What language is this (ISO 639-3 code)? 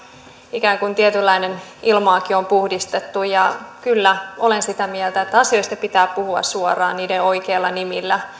fin